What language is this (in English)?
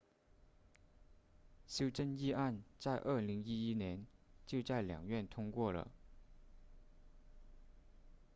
Chinese